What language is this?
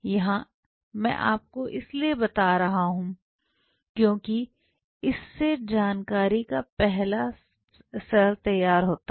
Hindi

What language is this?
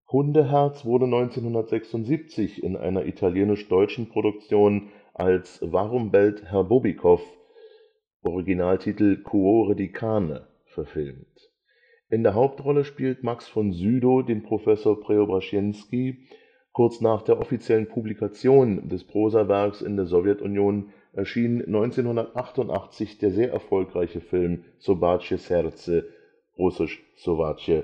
German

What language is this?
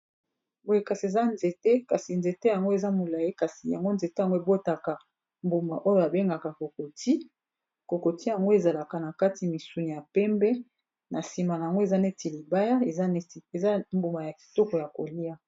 Lingala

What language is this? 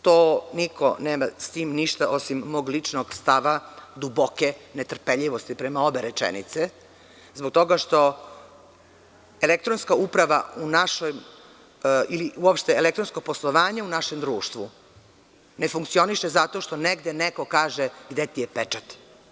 Serbian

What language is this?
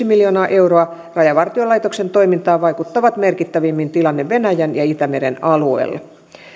Finnish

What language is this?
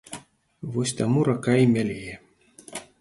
Belarusian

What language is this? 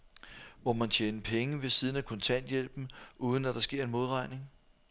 Danish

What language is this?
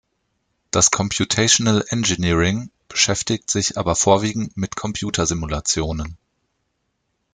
German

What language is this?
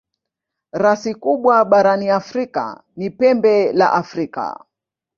Swahili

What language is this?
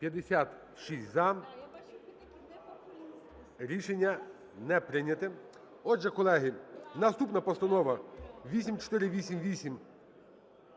Ukrainian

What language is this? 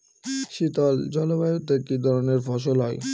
Bangla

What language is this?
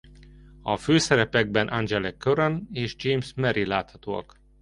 Hungarian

